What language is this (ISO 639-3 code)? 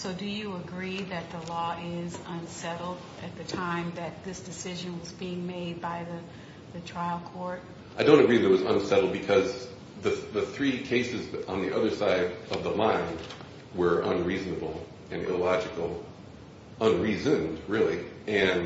eng